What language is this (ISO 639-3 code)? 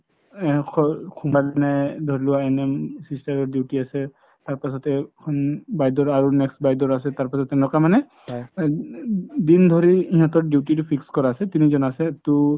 asm